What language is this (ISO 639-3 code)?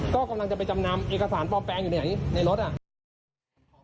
tha